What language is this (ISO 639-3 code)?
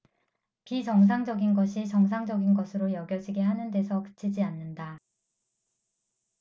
kor